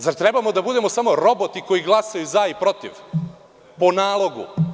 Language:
Serbian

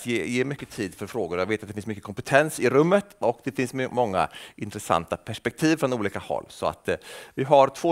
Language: Swedish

